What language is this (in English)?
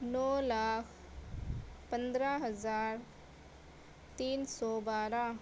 Urdu